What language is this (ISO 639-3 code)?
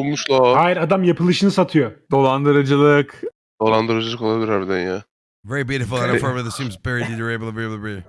tur